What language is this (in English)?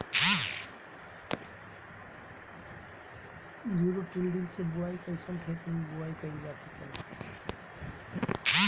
Bhojpuri